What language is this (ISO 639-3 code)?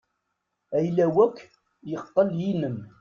kab